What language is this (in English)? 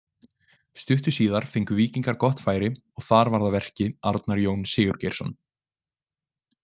Icelandic